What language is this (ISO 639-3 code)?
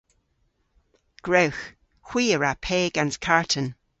cor